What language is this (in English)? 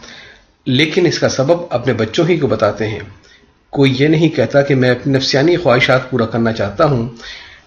Urdu